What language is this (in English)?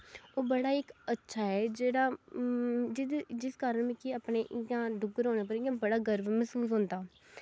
Dogri